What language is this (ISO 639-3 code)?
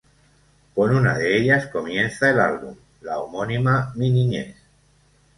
spa